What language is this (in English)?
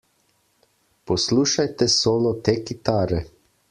Slovenian